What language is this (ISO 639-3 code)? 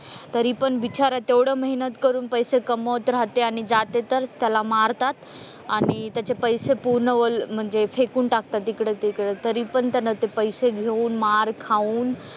mar